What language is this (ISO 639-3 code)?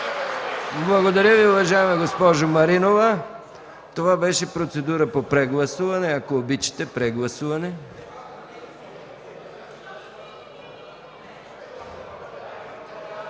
bul